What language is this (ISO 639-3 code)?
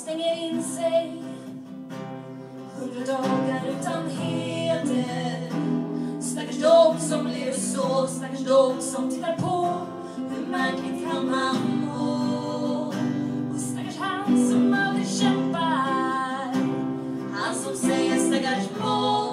swe